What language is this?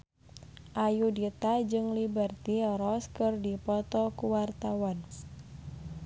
Sundanese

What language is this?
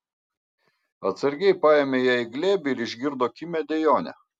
Lithuanian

